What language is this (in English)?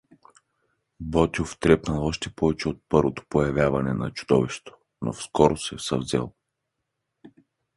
Bulgarian